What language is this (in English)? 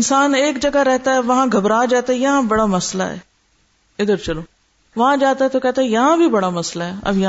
Urdu